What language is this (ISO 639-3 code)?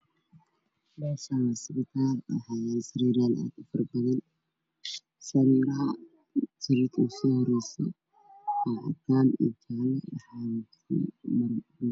som